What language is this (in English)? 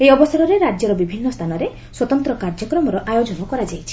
Odia